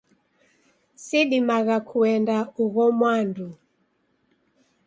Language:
Taita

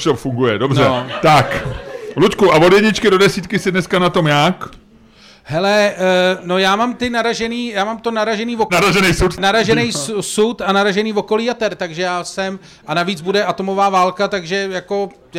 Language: Czech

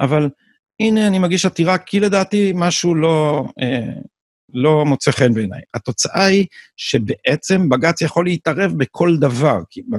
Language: Hebrew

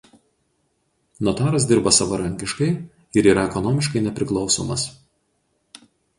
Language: Lithuanian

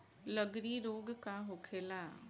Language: Bhojpuri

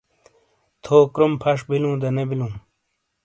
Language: Shina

